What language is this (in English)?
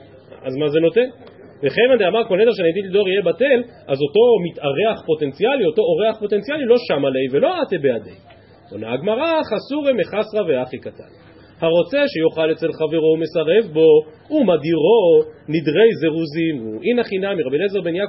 Hebrew